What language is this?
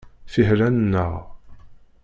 Kabyle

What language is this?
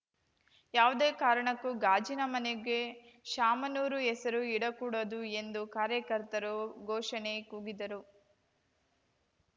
Kannada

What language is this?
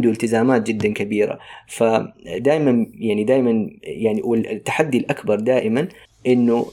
Arabic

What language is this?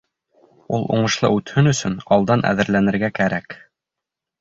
Bashkir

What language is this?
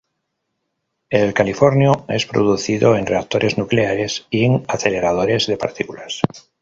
Spanish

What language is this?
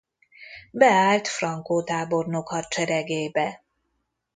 Hungarian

